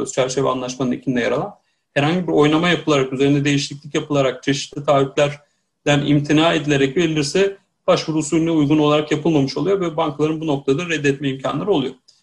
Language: Turkish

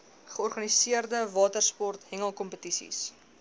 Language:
Afrikaans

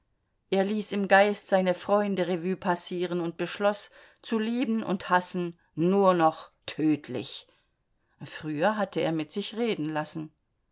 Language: German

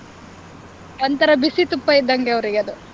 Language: Kannada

